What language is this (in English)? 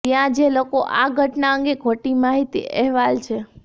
Gujarati